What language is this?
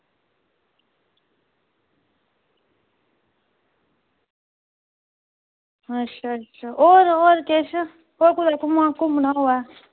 Dogri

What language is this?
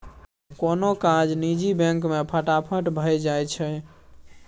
Maithili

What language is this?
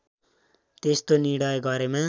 Nepali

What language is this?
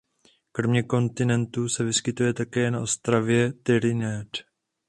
Czech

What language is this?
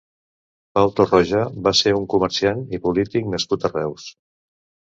Catalan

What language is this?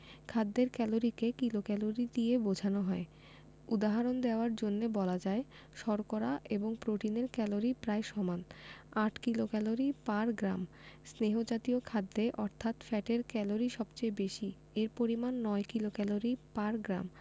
Bangla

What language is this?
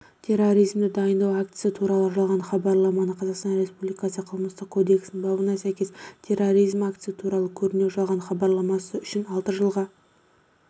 Kazakh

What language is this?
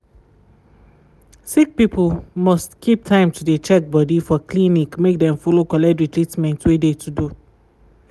Nigerian Pidgin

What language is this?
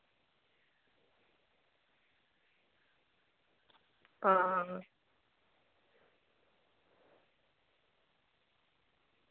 Dogri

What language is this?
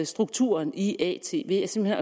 Danish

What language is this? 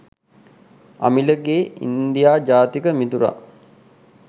Sinhala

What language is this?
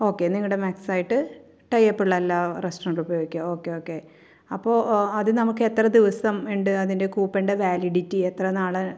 Malayalam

